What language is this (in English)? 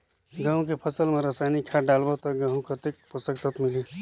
Chhattisgarhi